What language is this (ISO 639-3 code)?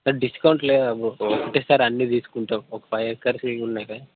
tel